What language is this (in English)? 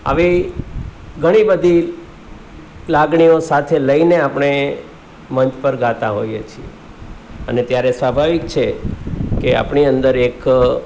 Gujarati